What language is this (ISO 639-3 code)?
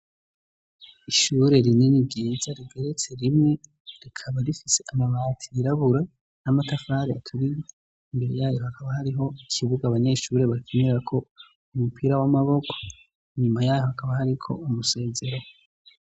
run